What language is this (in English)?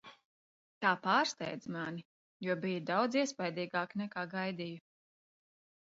Latvian